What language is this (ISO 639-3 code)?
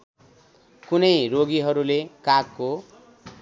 nep